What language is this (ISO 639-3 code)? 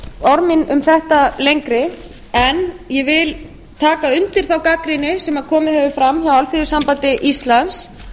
isl